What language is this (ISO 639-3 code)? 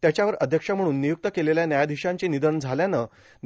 mar